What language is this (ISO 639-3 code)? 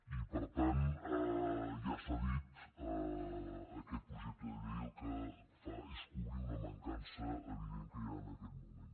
cat